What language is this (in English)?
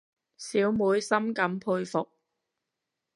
Cantonese